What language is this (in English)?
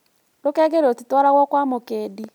Kikuyu